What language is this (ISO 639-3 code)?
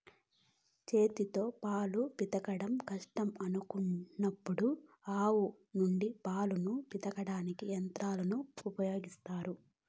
tel